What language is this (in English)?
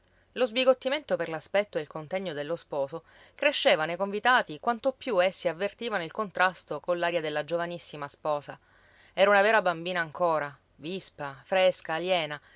Italian